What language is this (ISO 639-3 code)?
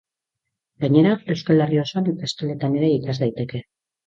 eus